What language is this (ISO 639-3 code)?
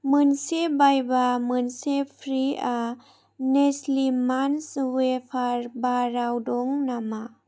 brx